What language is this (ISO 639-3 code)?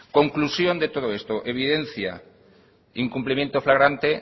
spa